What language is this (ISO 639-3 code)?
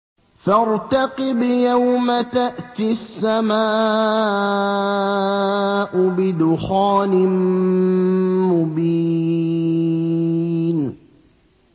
ara